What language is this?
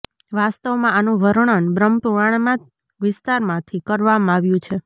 Gujarati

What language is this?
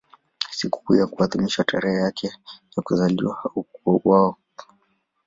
Swahili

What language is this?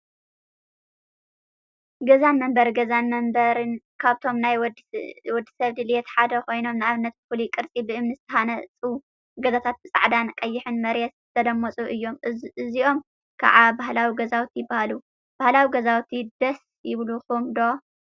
Tigrinya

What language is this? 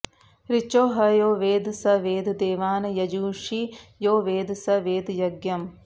Sanskrit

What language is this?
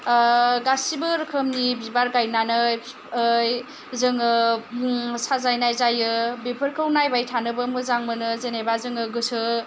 Bodo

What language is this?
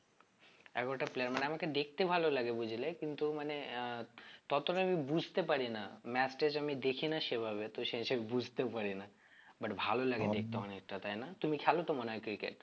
Bangla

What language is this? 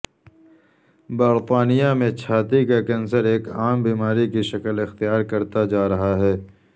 Urdu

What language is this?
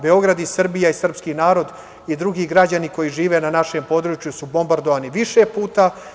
Serbian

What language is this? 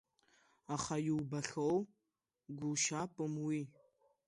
Abkhazian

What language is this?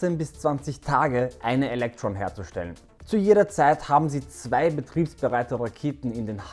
German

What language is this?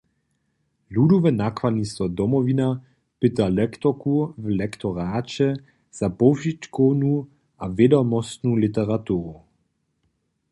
Upper Sorbian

